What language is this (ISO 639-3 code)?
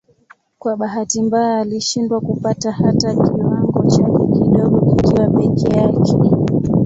swa